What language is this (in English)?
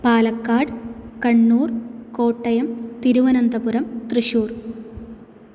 Sanskrit